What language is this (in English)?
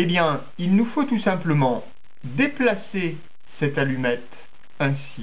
French